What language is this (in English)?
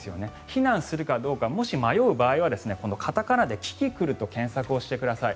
Japanese